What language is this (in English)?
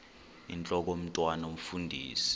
Xhosa